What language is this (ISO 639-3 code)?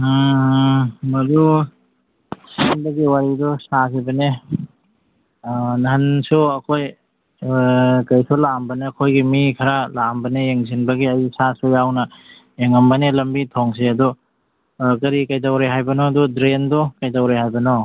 mni